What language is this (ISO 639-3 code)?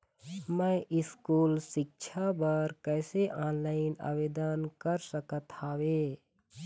hne